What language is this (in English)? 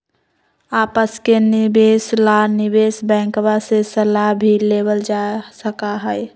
Magahi